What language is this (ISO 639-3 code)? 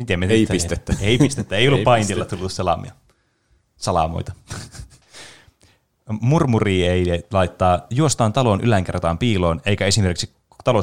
fin